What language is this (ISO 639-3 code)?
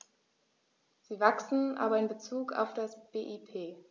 deu